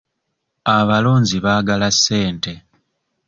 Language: Ganda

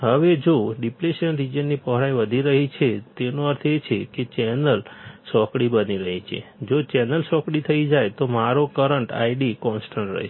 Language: Gujarati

